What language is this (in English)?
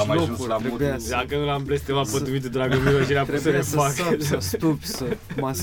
Romanian